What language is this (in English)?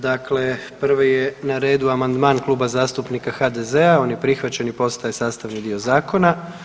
Croatian